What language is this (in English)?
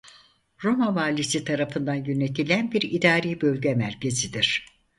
Turkish